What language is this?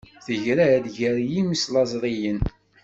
Kabyle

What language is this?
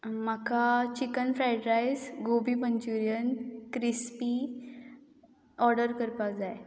Konkani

